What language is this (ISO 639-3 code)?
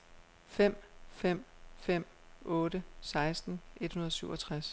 dan